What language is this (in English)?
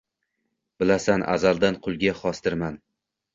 Uzbek